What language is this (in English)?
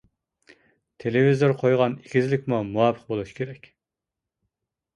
Uyghur